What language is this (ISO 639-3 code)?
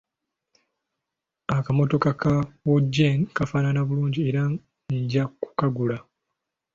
lug